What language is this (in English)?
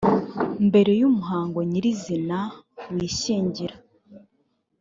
Kinyarwanda